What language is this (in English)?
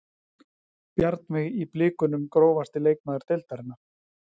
Icelandic